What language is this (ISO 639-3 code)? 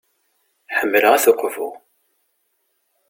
kab